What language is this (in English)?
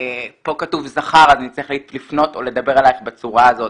Hebrew